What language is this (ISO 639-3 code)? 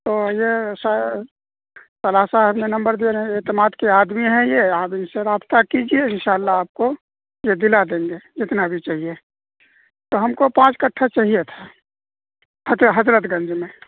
urd